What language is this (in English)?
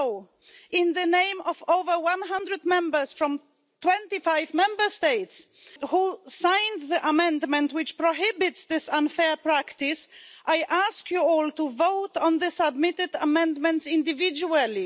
English